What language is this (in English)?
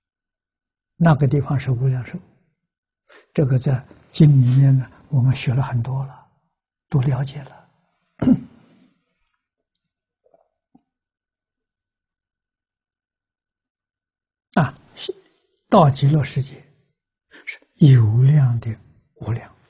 Chinese